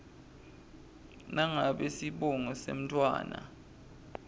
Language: Swati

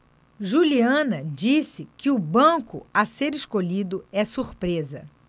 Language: Portuguese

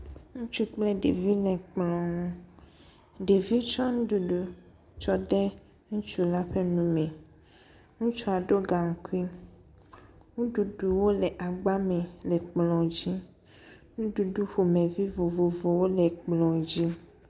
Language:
Ewe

